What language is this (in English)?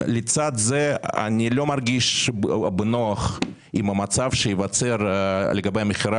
Hebrew